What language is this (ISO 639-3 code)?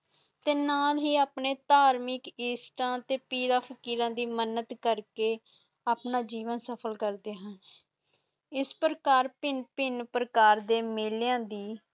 pan